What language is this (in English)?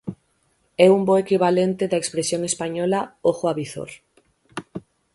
Galician